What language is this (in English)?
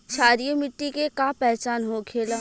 Bhojpuri